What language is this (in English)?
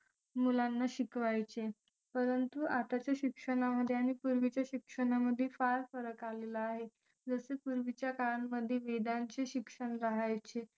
Marathi